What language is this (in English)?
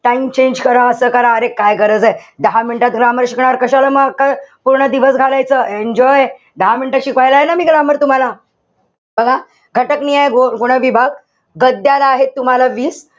Marathi